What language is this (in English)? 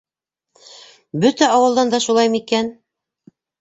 Bashkir